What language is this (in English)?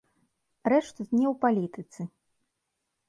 Belarusian